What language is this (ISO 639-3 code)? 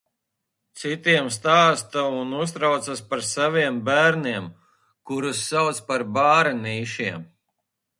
lav